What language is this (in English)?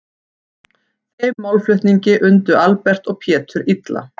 Icelandic